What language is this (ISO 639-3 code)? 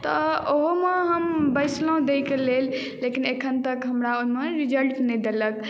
mai